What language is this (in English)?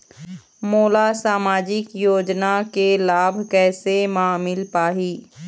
Chhattisgarhi